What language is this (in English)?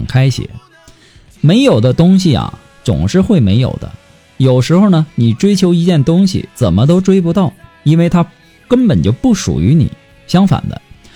Chinese